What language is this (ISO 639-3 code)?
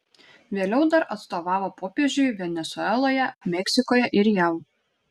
lit